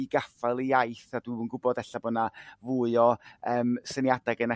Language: Welsh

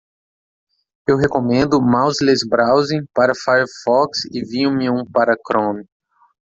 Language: Portuguese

